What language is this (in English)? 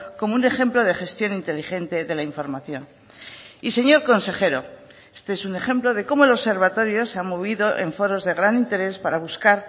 Spanish